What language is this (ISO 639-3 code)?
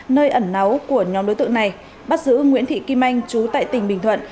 vie